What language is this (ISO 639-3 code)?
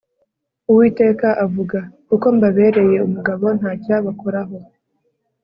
kin